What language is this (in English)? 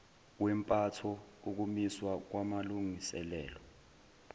Zulu